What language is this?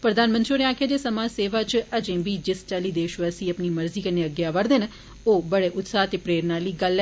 Dogri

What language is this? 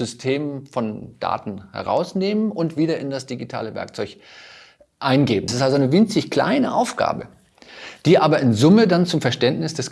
German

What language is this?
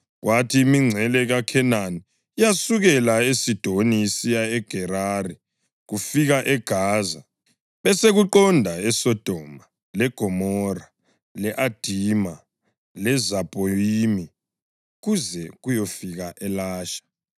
North Ndebele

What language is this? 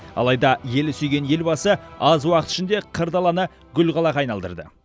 Kazakh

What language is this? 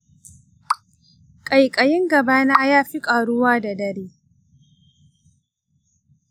Hausa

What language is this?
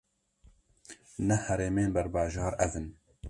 Kurdish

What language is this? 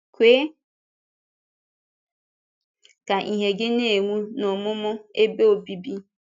Igbo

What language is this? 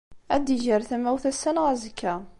Kabyle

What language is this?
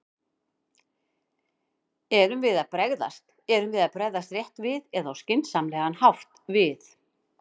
Icelandic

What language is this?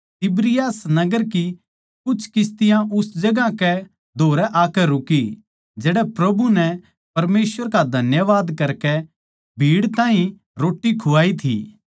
Haryanvi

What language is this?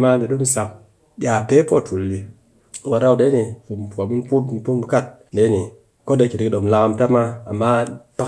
Cakfem-Mushere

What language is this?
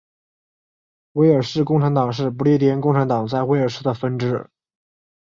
Chinese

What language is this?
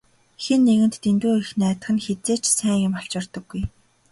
Mongolian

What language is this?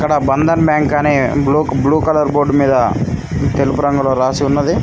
Telugu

